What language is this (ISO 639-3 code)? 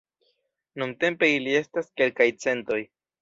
epo